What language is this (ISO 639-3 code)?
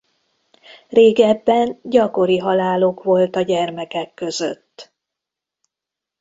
hun